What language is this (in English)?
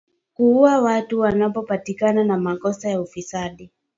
Swahili